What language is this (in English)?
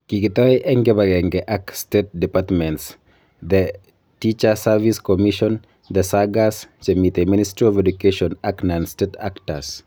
Kalenjin